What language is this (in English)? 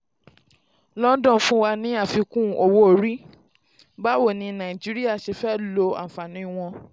Yoruba